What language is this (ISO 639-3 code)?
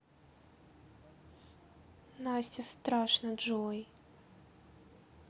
rus